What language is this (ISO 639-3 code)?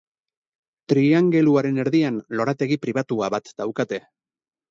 eus